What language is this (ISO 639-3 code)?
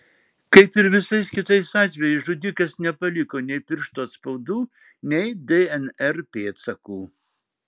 lit